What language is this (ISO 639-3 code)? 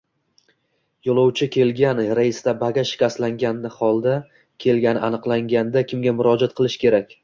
uzb